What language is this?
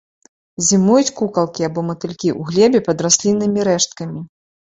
Belarusian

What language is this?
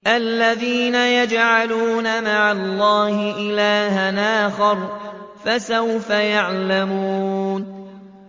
Arabic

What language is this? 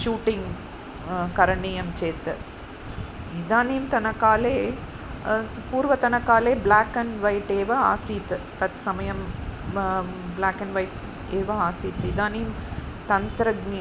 Sanskrit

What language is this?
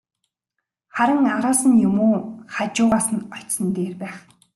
Mongolian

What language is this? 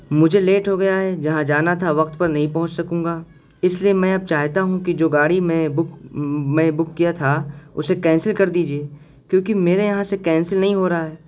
Urdu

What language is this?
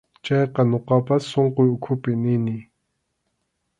Arequipa-La Unión Quechua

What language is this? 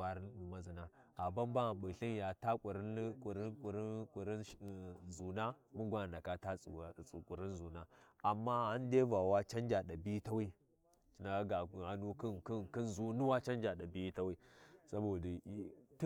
Warji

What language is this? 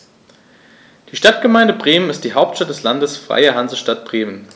German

